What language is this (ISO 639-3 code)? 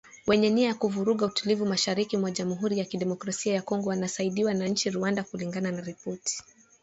swa